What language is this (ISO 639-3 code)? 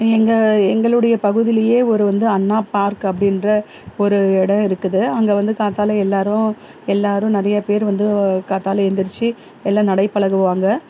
tam